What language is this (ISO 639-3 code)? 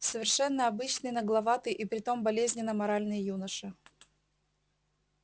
rus